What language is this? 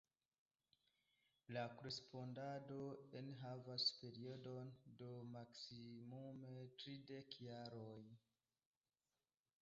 Esperanto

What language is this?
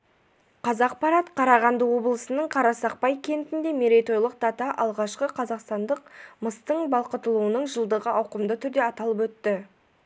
Kazakh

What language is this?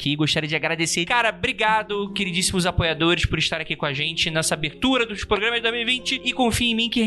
Portuguese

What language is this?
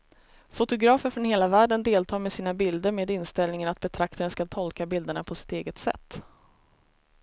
Swedish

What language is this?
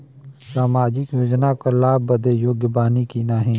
Bhojpuri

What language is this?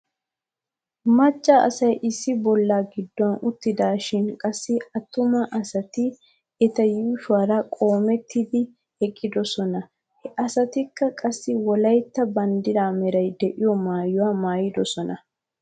Wolaytta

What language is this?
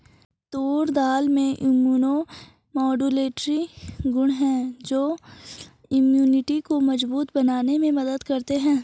Hindi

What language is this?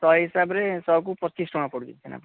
Odia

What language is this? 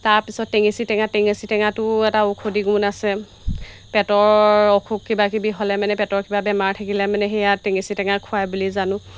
Assamese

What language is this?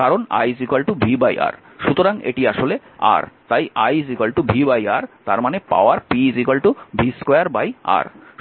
Bangla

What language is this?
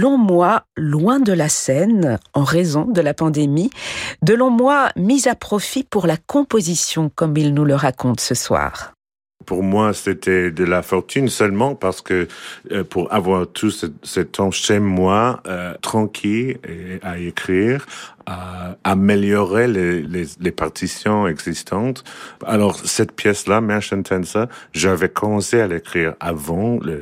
French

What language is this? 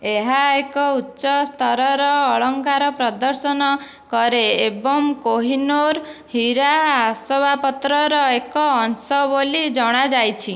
Odia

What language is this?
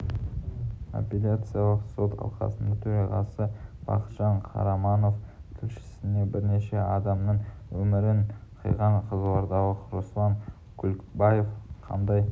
Kazakh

